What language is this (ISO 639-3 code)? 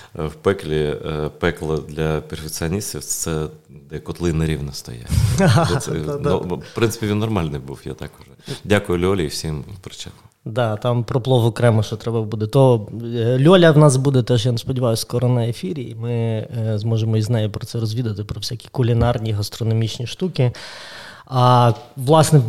ukr